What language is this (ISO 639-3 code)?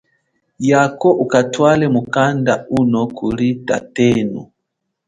cjk